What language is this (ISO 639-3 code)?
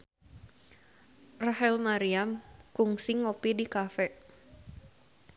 sun